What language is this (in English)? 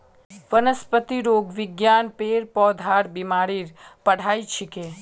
Magahi